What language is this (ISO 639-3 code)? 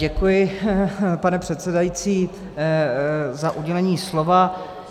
ces